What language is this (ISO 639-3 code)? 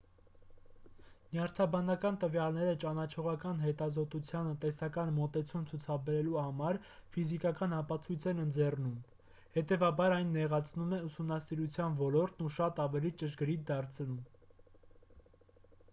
hye